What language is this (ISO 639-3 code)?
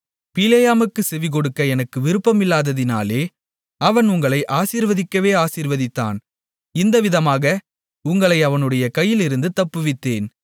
tam